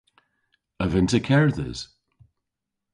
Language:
Cornish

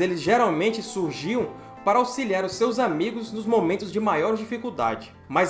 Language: Portuguese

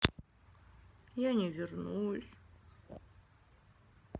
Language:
Russian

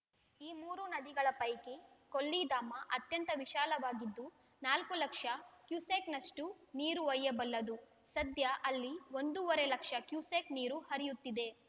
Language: Kannada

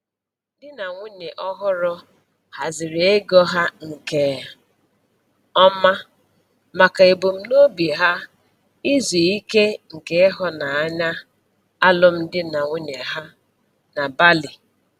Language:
Igbo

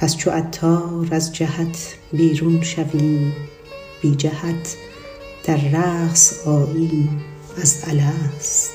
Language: Persian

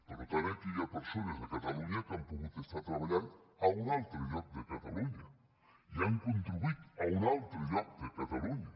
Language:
Catalan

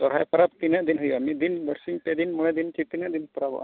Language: Santali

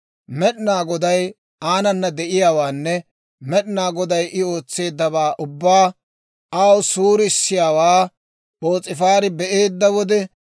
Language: Dawro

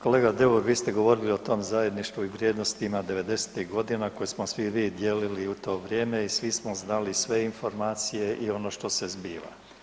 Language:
Croatian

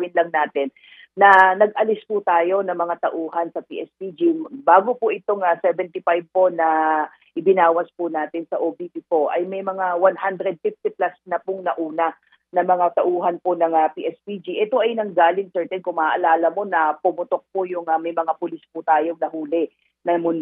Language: Filipino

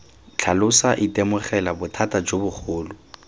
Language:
Tswana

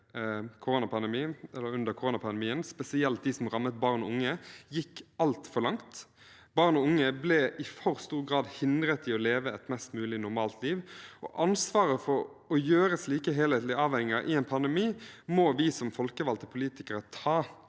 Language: Norwegian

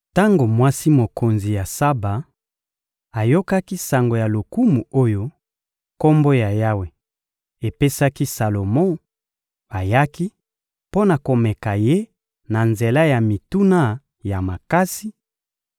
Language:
Lingala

